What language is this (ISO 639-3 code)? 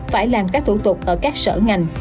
vie